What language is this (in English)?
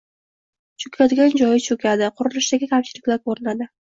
Uzbek